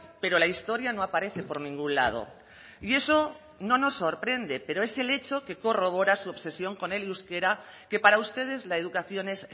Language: Spanish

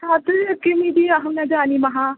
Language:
Sanskrit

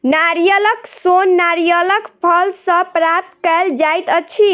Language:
Maithili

